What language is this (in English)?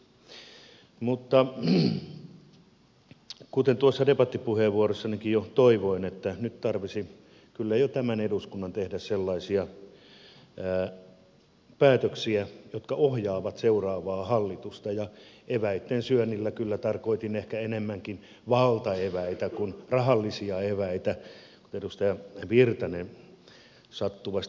Finnish